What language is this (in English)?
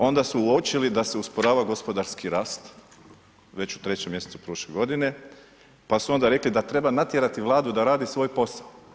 Croatian